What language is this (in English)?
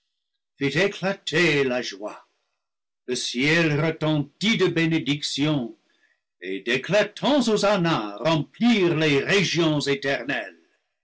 French